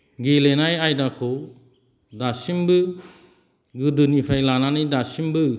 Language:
Bodo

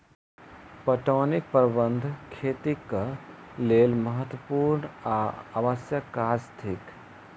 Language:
Maithili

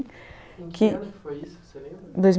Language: Portuguese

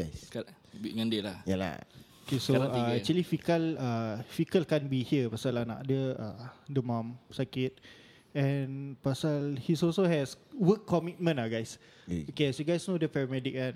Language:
Malay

